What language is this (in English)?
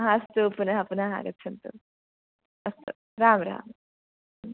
Sanskrit